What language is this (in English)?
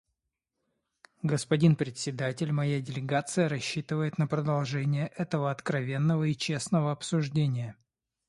Russian